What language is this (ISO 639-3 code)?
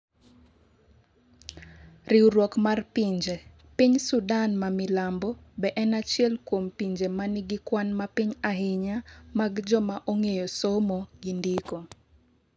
luo